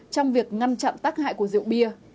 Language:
Vietnamese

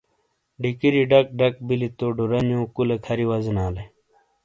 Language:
Shina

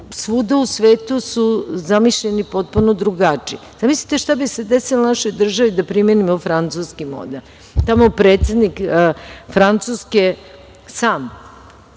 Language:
Serbian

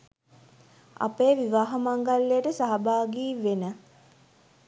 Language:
Sinhala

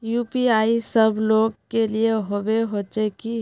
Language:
Magahi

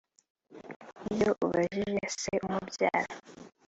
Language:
Kinyarwanda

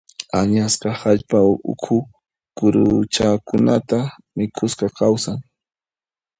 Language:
Puno Quechua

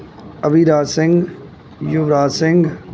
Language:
Punjabi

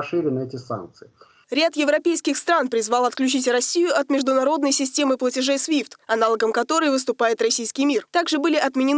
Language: Russian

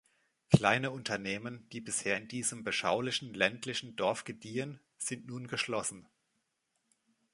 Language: German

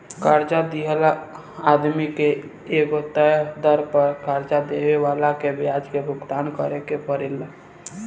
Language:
Bhojpuri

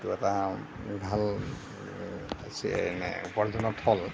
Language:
Assamese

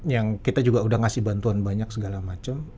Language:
Indonesian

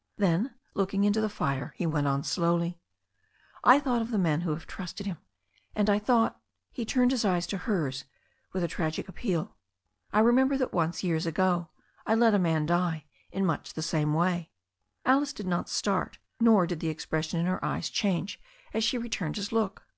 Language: English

